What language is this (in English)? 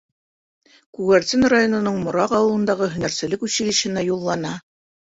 Bashkir